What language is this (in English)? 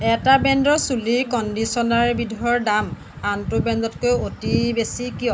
Assamese